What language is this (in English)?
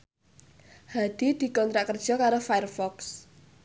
Javanese